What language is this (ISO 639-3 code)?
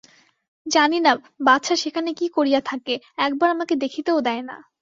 ben